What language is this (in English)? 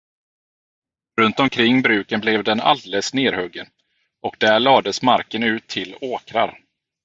Swedish